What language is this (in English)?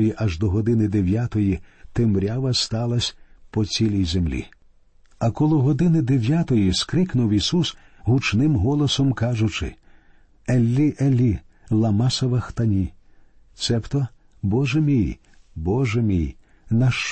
Ukrainian